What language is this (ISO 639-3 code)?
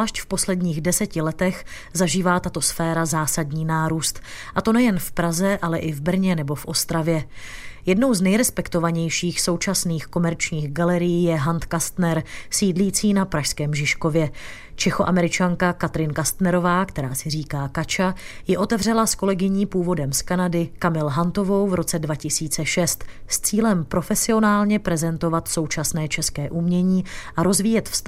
ces